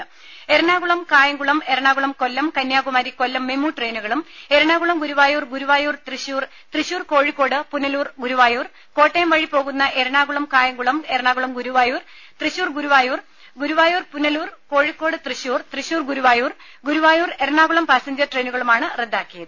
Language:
Malayalam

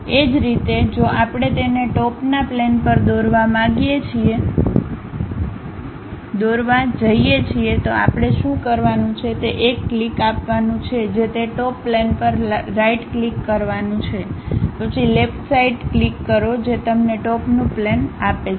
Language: Gujarati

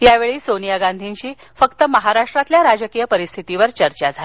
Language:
Marathi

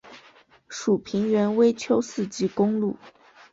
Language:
Chinese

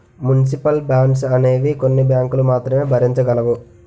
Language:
Telugu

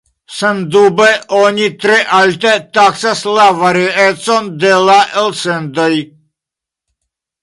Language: Esperanto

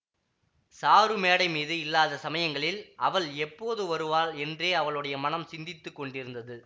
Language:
Tamil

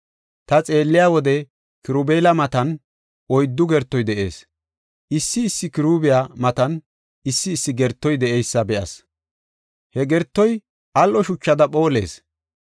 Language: Gofa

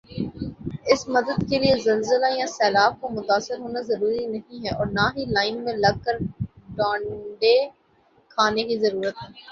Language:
Urdu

